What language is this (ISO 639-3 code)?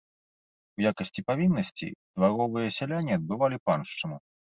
bel